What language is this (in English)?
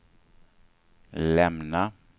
Swedish